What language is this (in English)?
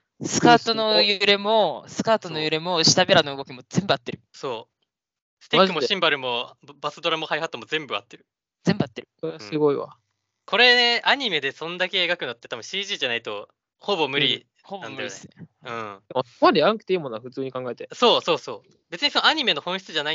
Japanese